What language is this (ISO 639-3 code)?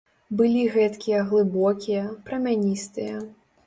bel